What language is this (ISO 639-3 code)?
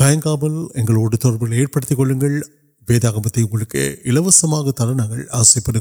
urd